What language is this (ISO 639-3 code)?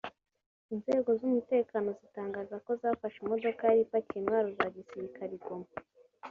kin